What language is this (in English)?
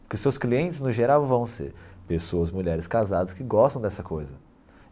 Portuguese